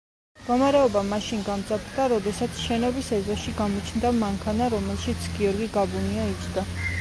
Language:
Georgian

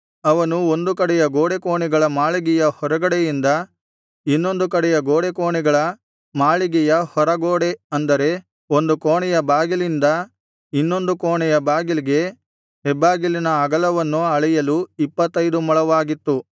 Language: Kannada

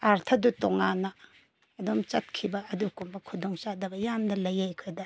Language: Manipuri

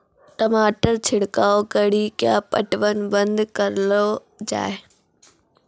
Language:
Maithili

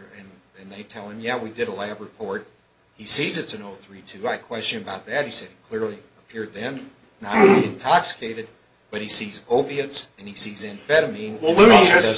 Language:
English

